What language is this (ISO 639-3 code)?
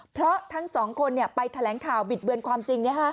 tha